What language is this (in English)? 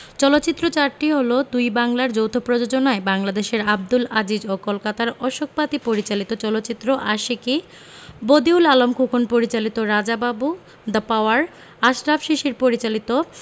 Bangla